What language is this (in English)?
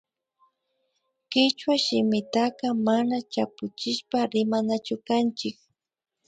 Imbabura Highland Quichua